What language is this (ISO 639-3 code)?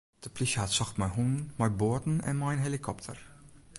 fry